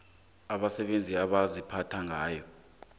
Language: South Ndebele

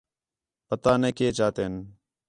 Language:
Khetrani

